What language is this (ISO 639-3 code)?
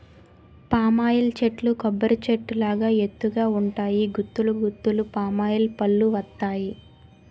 tel